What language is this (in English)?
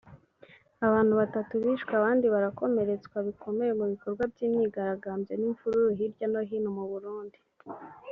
Kinyarwanda